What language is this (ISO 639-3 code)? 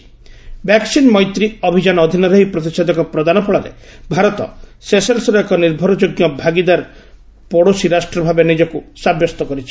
ori